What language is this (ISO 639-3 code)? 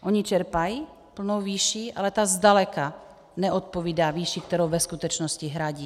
ces